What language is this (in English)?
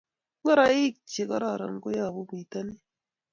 Kalenjin